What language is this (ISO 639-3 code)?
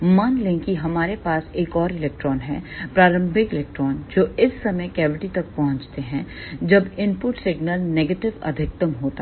hin